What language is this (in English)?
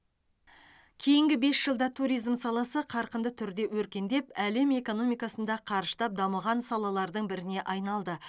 Kazakh